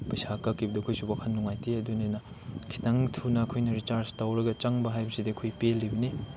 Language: Manipuri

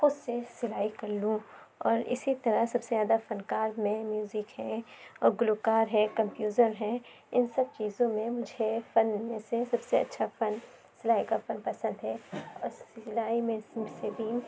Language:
Urdu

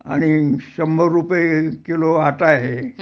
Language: Marathi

